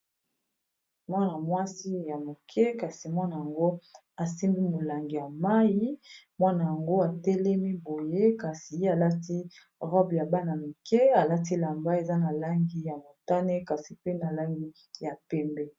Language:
Lingala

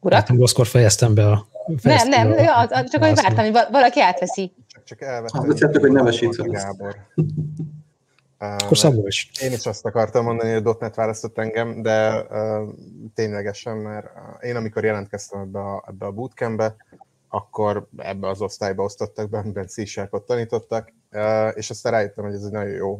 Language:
Hungarian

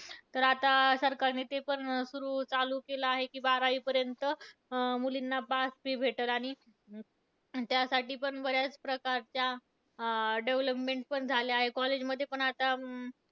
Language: Marathi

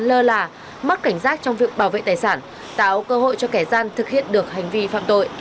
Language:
Vietnamese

